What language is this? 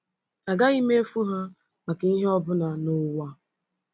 Igbo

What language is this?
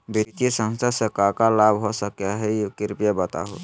Magahi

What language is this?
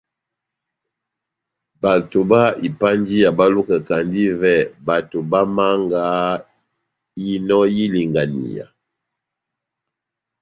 Batanga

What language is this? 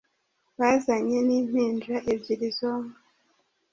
Kinyarwanda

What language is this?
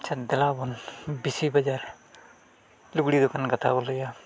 Santali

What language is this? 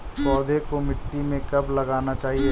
Hindi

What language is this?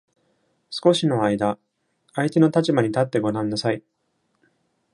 Japanese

